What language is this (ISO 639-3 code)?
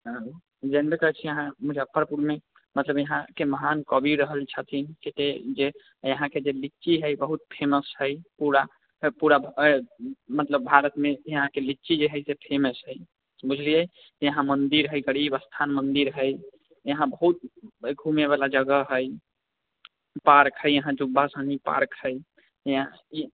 mai